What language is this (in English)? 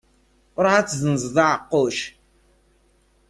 Kabyle